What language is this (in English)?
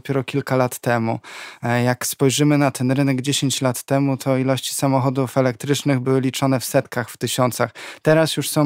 Polish